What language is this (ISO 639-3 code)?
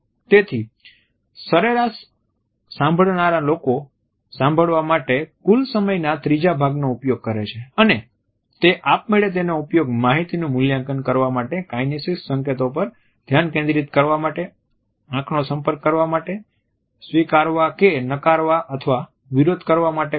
guj